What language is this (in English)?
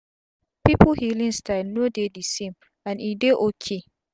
Nigerian Pidgin